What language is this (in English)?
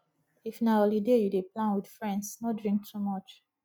Nigerian Pidgin